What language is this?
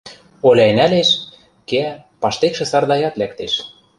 Western Mari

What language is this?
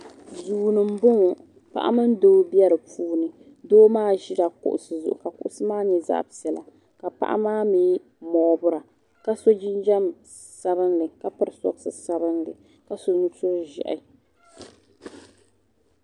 Dagbani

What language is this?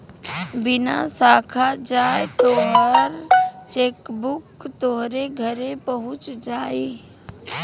Bhojpuri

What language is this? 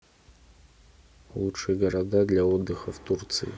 Russian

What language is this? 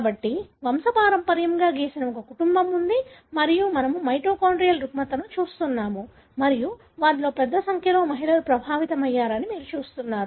Telugu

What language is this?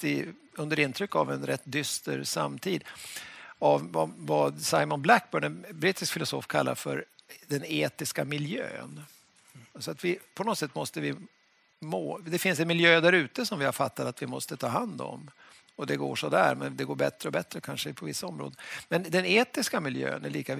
Swedish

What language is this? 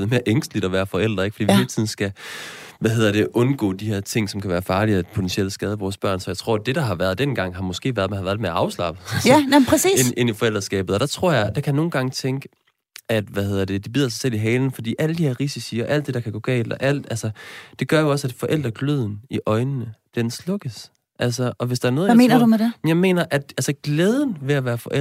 Danish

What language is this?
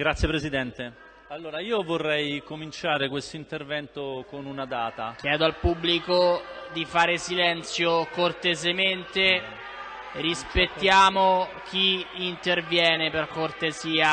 Italian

